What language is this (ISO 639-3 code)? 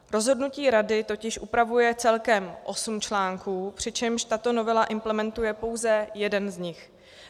ces